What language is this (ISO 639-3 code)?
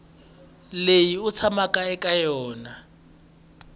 tso